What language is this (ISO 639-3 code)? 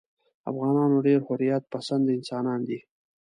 pus